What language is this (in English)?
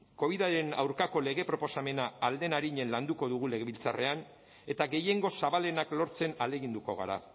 Basque